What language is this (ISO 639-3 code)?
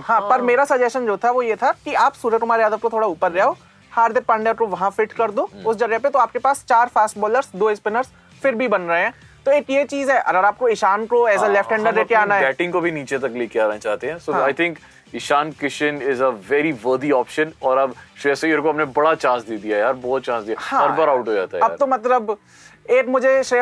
hin